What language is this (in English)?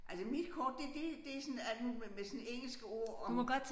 Danish